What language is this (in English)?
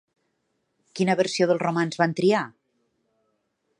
Catalan